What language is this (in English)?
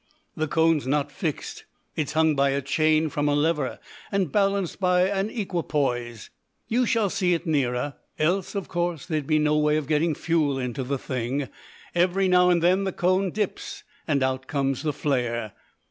English